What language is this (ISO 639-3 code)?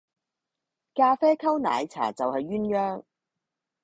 yue